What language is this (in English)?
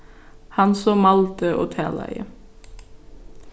Faroese